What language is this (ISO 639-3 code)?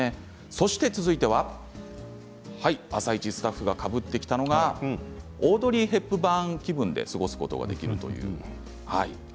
jpn